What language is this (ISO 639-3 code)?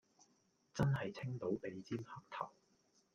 yue